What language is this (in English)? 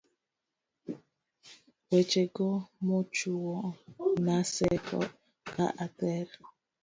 Luo (Kenya and Tanzania)